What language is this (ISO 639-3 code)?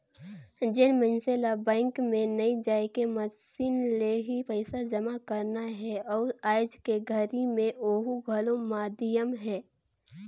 hne